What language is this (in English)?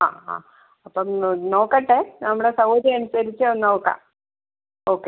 Malayalam